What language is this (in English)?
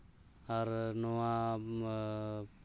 Santali